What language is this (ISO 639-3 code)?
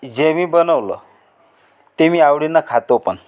mar